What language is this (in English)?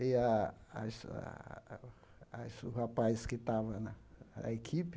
Portuguese